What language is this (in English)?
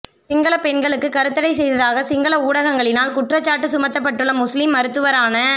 Tamil